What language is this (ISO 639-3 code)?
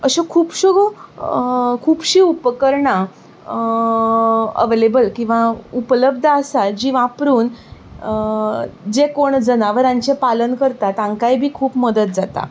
kok